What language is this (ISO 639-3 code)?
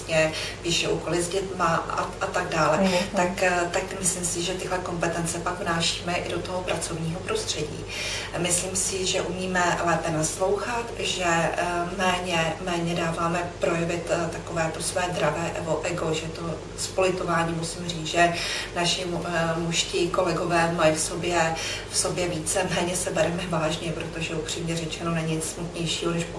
ces